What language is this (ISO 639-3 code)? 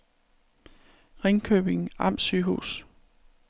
dan